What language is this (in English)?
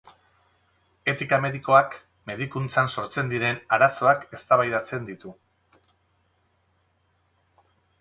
Basque